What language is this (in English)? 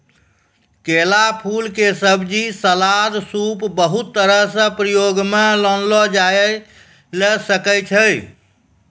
Maithili